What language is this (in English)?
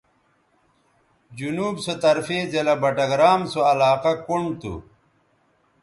Bateri